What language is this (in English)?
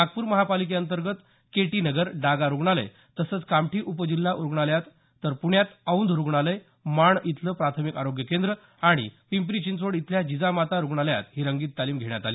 Marathi